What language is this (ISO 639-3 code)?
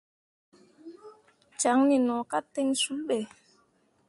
mua